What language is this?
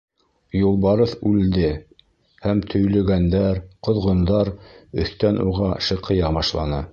Bashkir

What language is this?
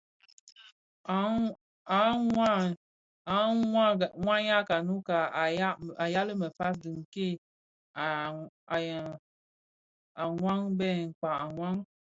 Bafia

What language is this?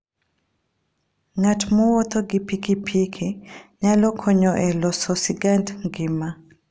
Luo (Kenya and Tanzania)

